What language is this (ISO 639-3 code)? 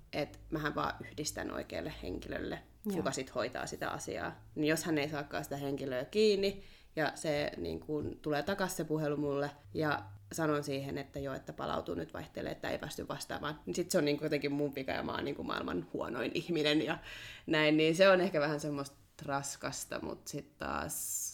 fin